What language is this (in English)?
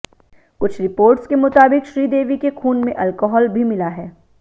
Hindi